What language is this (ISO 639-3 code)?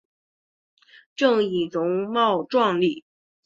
zho